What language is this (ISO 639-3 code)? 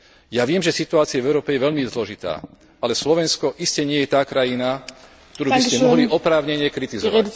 slk